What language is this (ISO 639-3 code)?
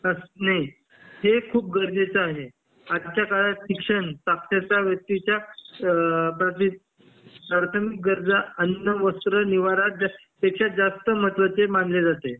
mar